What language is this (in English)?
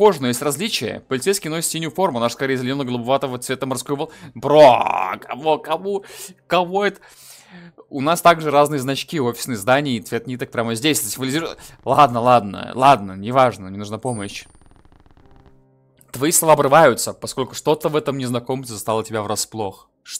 Russian